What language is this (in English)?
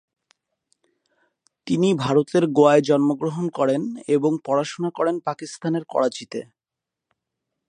Bangla